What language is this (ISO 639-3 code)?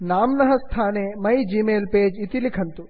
san